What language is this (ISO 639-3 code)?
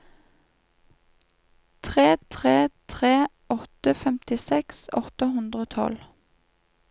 nor